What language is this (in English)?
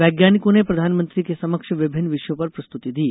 Hindi